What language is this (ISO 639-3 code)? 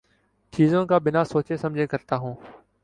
urd